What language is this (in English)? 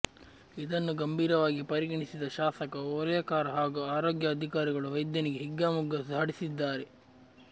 Kannada